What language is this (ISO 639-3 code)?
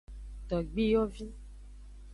ajg